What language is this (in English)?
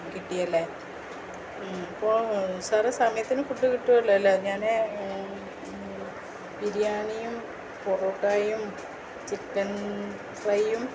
Malayalam